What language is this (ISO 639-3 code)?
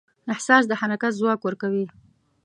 pus